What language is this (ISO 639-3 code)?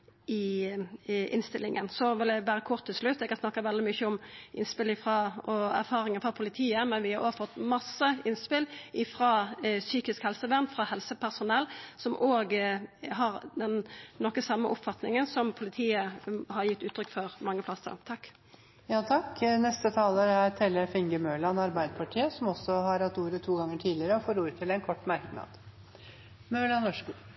nno